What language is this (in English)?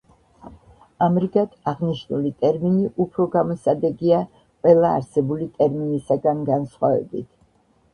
Georgian